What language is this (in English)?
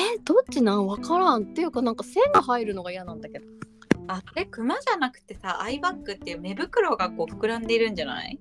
Japanese